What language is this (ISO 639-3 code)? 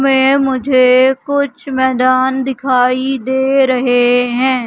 hin